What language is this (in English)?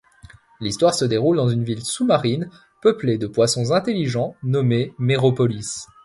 French